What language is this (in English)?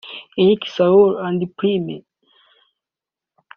Kinyarwanda